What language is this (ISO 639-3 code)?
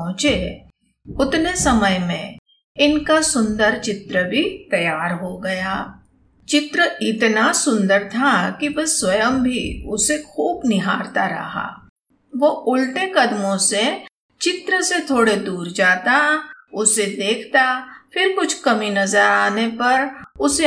hin